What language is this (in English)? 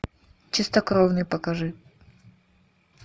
Russian